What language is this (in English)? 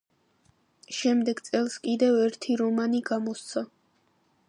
Georgian